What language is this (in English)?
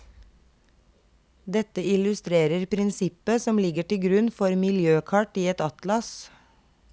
Norwegian